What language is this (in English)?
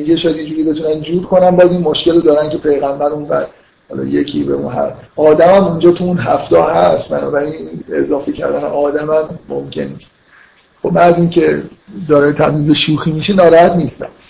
Persian